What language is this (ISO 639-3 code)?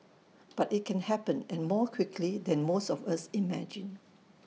eng